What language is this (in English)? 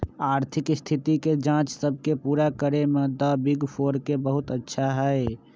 Magahi